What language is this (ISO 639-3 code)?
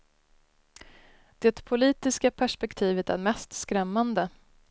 swe